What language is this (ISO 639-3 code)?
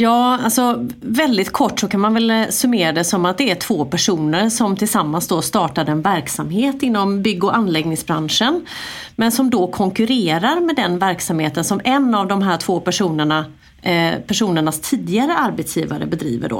swe